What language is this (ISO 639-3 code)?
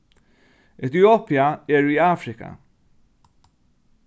fao